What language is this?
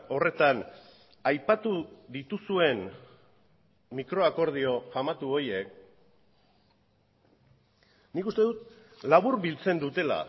Basque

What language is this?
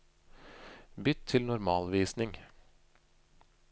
Norwegian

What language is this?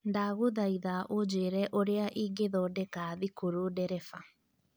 Kikuyu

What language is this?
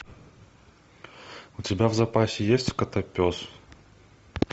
Russian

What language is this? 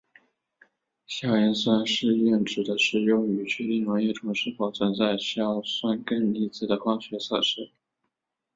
Chinese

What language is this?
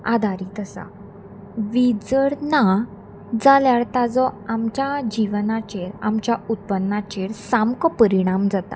Konkani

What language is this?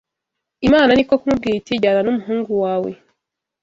Kinyarwanda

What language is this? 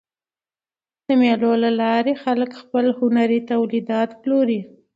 Pashto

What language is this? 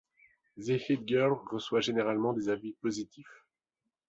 French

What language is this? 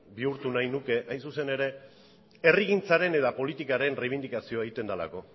Basque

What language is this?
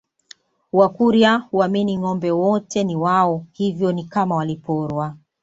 Swahili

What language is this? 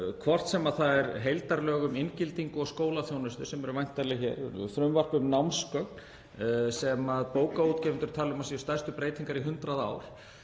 Icelandic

